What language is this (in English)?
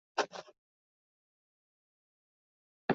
Chinese